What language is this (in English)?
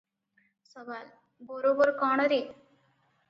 Odia